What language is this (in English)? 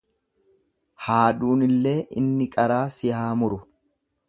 Oromo